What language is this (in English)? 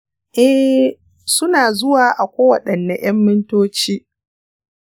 Hausa